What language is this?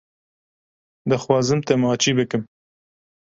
Kurdish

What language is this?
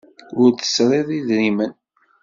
Kabyle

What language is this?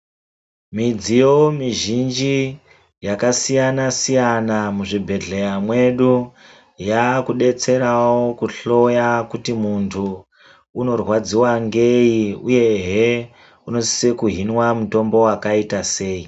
Ndau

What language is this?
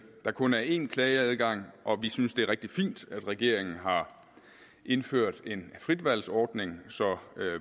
Danish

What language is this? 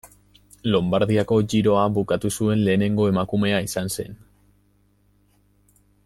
Basque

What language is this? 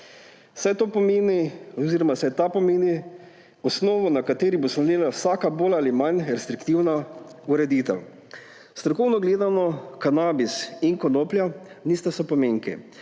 Slovenian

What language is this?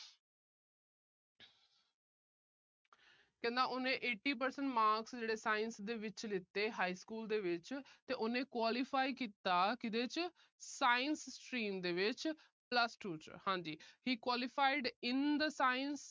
Punjabi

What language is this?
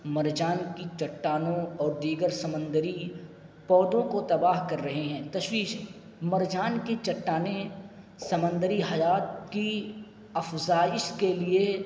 Urdu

